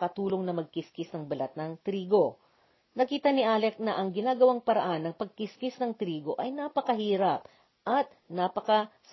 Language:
Filipino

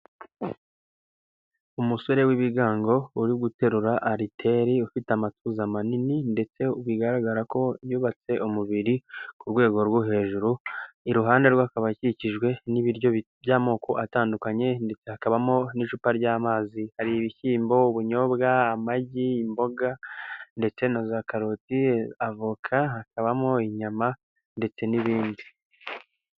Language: Kinyarwanda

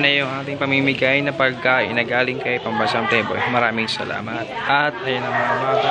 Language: Filipino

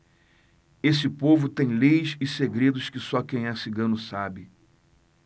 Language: Portuguese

